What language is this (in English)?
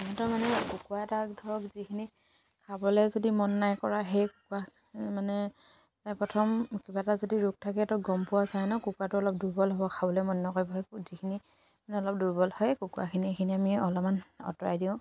Assamese